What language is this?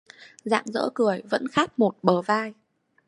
Vietnamese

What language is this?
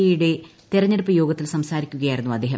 Malayalam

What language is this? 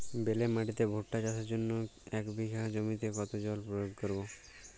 Bangla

